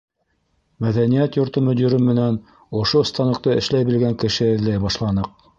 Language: Bashkir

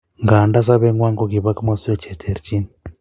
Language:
Kalenjin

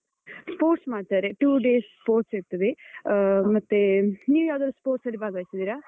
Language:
Kannada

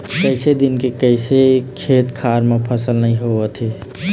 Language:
Chhattisgarhi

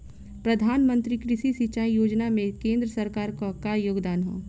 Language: Bhojpuri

